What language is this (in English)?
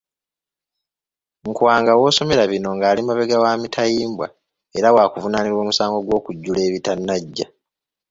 Ganda